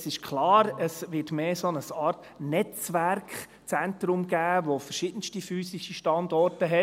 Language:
Swiss German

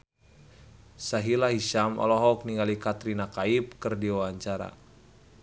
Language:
Sundanese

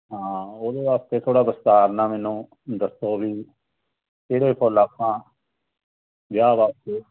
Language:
Punjabi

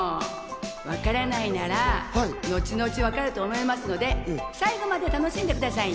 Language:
Japanese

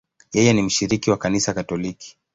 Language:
Swahili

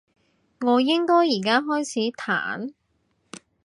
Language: Cantonese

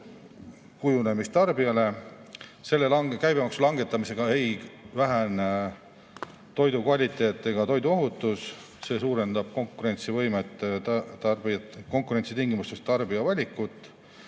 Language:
Estonian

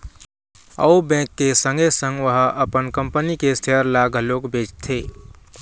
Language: Chhattisgarhi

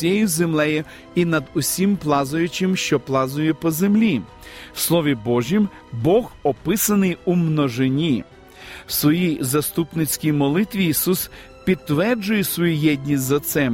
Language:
Ukrainian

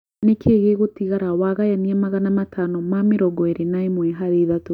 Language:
Kikuyu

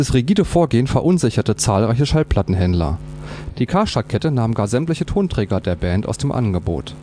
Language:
German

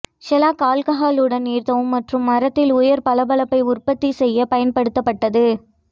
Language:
Tamil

